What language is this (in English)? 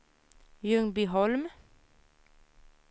Swedish